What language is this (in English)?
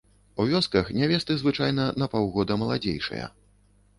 Belarusian